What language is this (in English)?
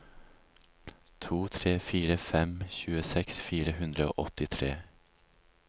Norwegian